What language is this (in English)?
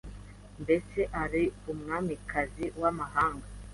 Kinyarwanda